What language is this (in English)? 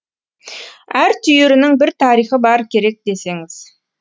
Kazakh